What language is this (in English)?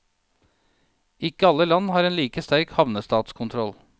Norwegian